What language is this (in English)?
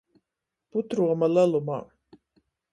Latgalian